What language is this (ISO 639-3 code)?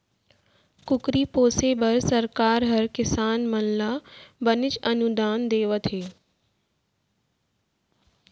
hne